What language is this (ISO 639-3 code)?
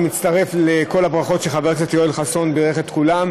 heb